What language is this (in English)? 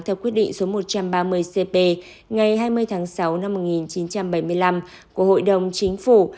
Vietnamese